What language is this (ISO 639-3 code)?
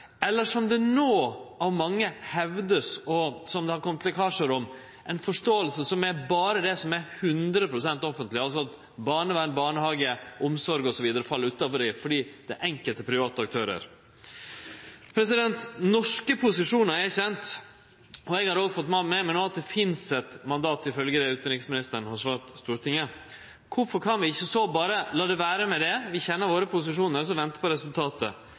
nno